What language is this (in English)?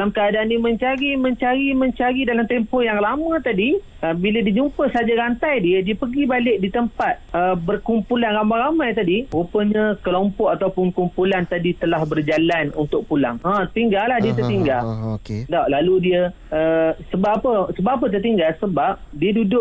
Malay